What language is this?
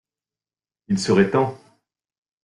French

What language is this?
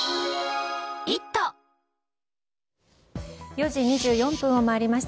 Japanese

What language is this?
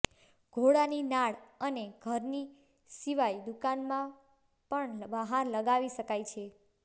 Gujarati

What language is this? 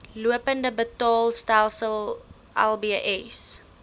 Afrikaans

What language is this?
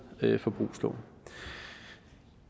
Danish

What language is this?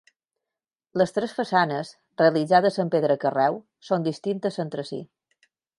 Catalan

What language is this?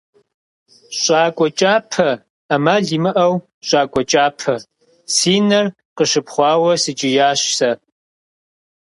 Kabardian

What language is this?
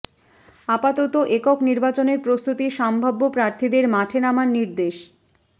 Bangla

